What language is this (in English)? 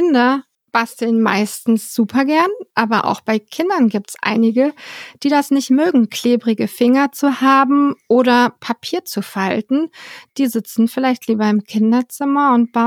German